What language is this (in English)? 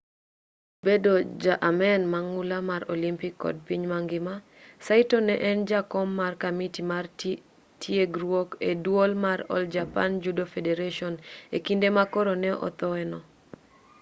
Luo (Kenya and Tanzania)